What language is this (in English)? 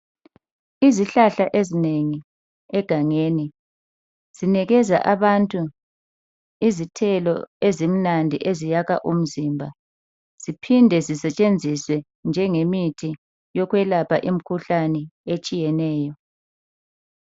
North Ndebele